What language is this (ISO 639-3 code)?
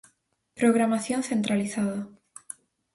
glg